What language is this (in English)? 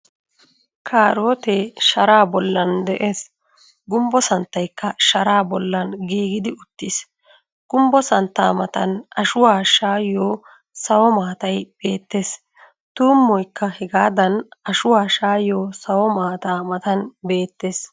Wolaytta